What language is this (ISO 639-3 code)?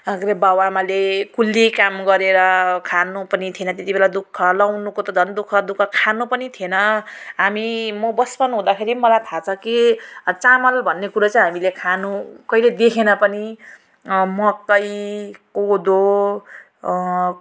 nep